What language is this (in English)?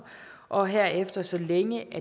Danish